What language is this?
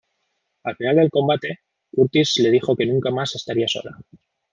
Spanish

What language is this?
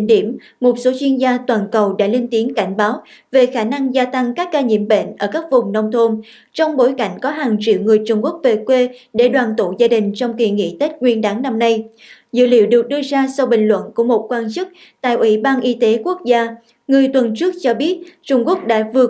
Vietnamese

